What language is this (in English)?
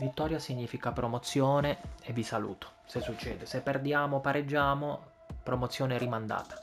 Italian